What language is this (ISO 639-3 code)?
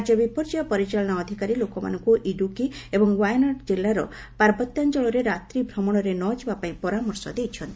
ori